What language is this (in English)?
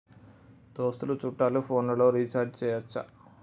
Telugu